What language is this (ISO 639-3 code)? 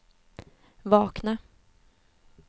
swe